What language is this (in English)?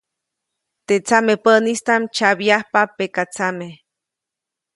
Copainalá Zoque